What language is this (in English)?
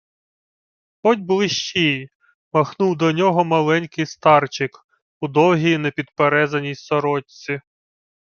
Ukrainian